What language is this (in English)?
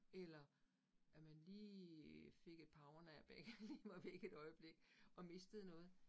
Danish